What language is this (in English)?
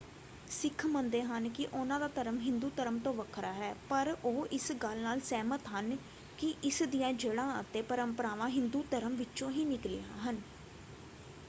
Punjabi